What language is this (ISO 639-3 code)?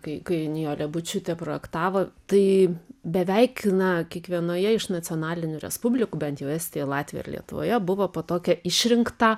lit